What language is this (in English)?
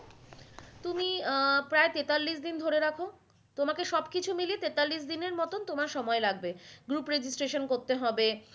Bangla